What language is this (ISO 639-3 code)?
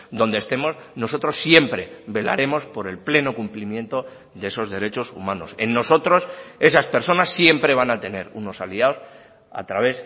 spa